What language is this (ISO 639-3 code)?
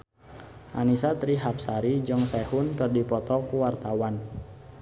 sun